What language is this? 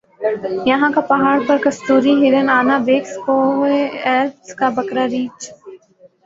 Urdu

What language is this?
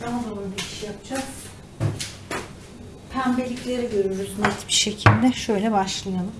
Turkish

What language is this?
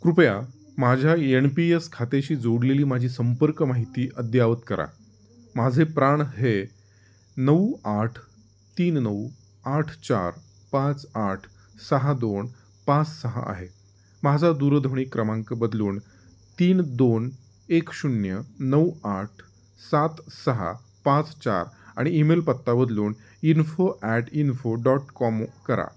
Marathi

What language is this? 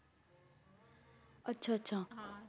Punjabi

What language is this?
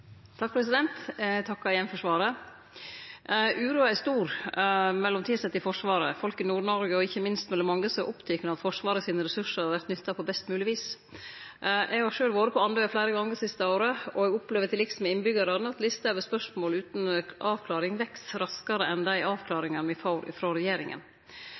Norwegian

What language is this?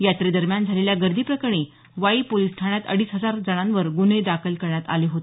Marathi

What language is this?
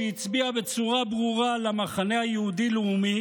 Hebrew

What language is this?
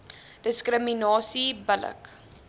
Afrikaans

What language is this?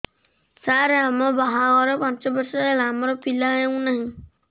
Odia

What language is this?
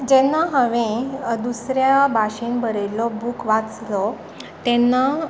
Konkani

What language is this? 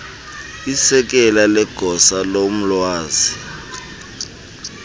Xhosa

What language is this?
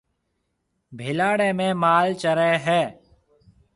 Marwari (Pakistan)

